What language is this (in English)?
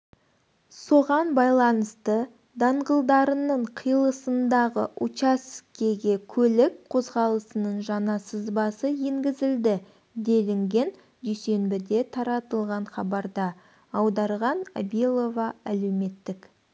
Kazakh